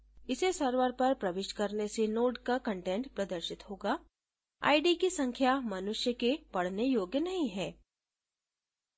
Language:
Hindi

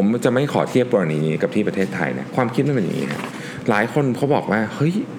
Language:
Thai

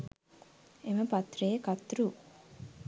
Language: Sinhala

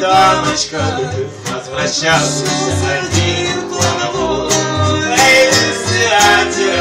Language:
Russian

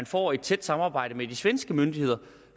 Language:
Danish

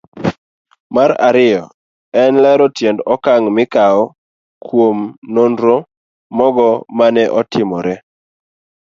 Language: Luo (Kenya and Tanzania)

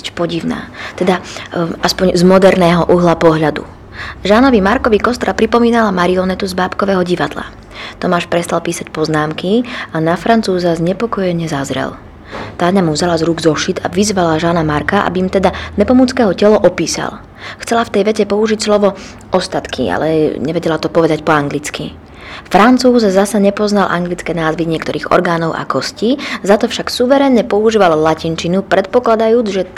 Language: Slovak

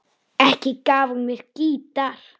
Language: Icelandic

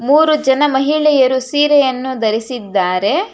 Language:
Kannada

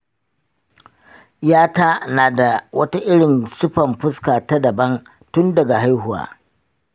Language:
Hausa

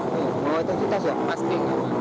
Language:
Indonesian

